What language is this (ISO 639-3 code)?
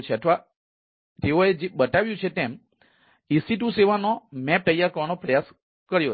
guj